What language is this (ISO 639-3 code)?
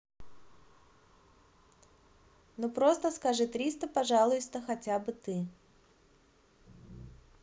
rus